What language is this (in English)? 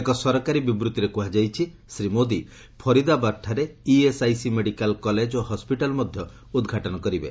Odia